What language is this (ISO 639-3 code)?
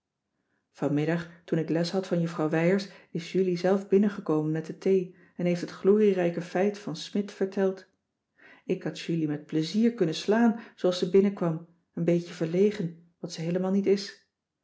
nld